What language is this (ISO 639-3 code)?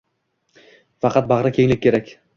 uzb